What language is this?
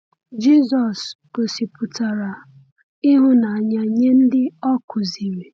Igbo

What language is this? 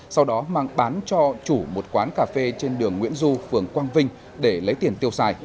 Vietnamese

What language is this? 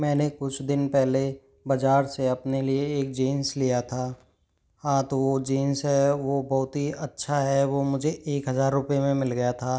Hindi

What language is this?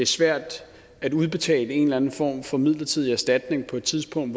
Danish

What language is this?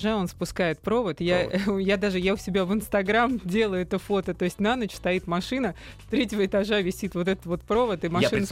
Russian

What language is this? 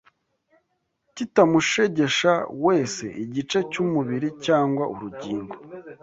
Kinyarwanda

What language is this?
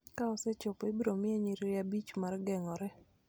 Luo (Kenya and Tanzania)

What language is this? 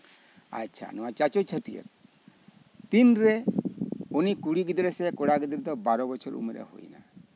Santali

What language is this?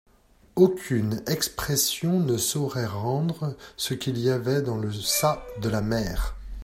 French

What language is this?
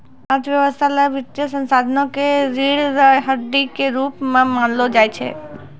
Maithili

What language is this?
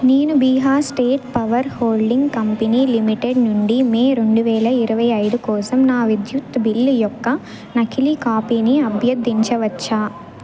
Telugu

